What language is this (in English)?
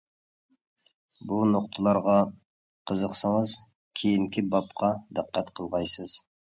Uyghur